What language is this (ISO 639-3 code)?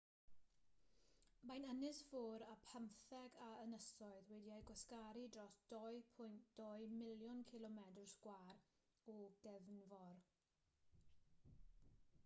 cym